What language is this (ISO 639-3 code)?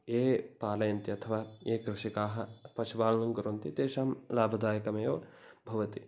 san